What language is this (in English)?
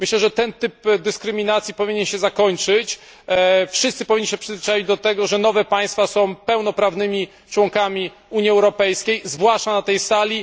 Polish